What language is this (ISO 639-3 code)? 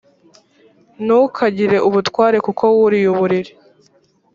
kin